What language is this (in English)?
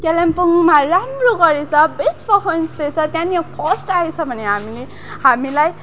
Nepali